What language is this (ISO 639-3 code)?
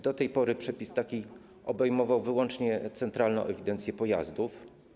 pol